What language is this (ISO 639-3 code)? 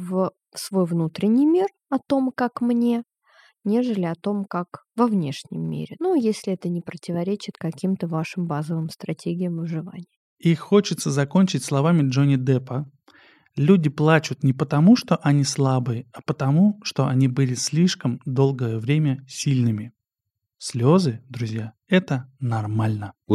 rus